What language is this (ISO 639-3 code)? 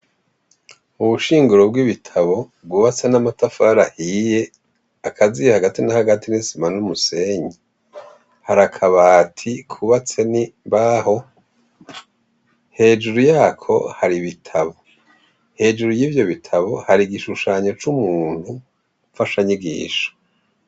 run